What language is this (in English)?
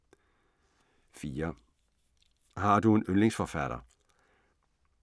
Danish